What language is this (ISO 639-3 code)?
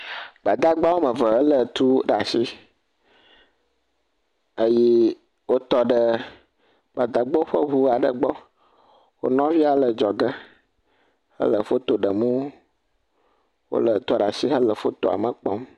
ewe